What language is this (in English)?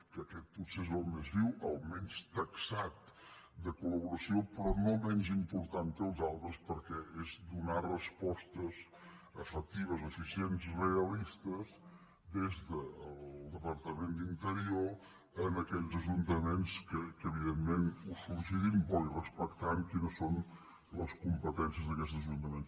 Catalan